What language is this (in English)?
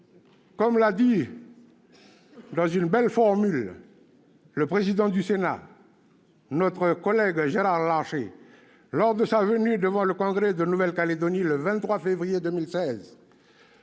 French